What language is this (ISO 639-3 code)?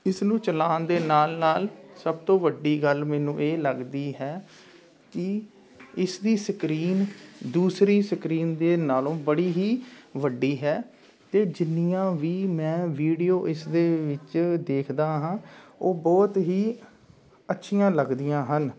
pan